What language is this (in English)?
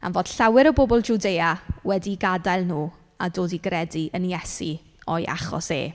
Welsh